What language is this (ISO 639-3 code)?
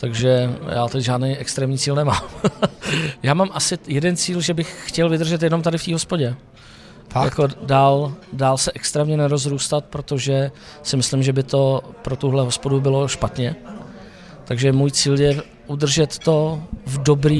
ces